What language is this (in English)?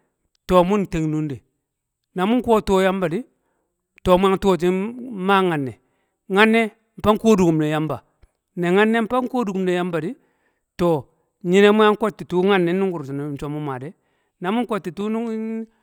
Kamo